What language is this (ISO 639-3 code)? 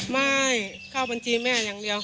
tha